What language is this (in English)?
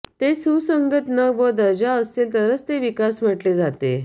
Marathi